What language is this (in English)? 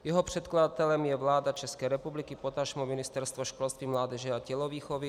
Czech